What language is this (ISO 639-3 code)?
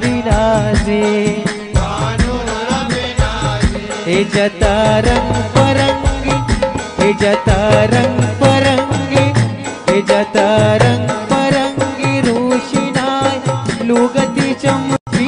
ara